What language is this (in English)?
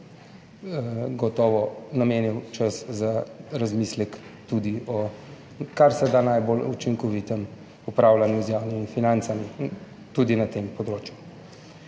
Slovenian